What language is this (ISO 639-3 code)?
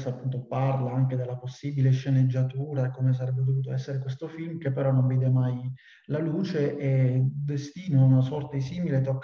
ita